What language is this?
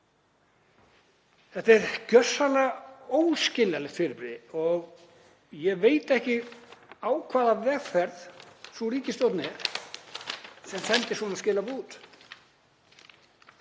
Icelandic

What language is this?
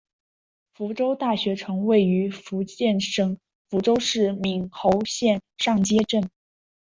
Chinese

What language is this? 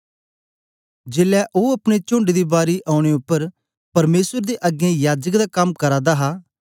Dogri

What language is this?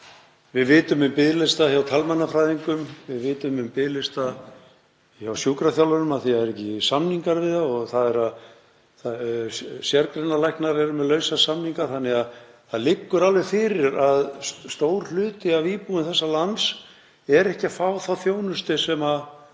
Icelandic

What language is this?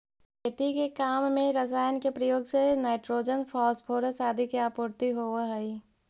Magahi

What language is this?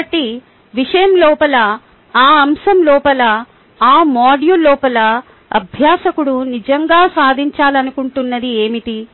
Telugu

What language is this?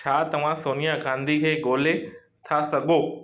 Sindhi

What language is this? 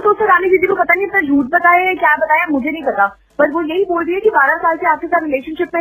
Hindi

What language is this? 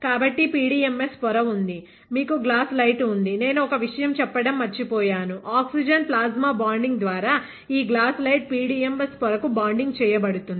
Telugu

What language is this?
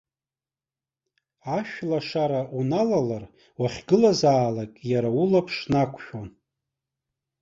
Abkhazian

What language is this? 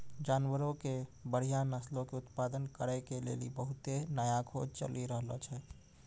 Maithili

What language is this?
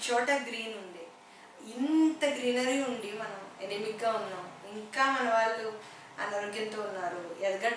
Spanish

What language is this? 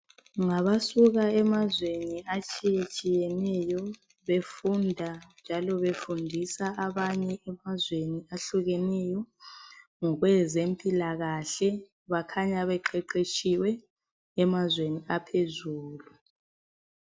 North Ndebele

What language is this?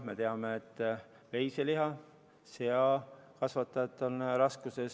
Estonian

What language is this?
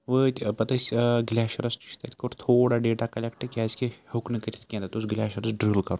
Kashmiri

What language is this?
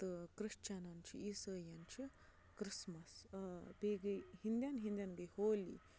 Kashmiri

